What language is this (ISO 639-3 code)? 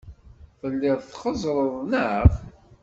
kab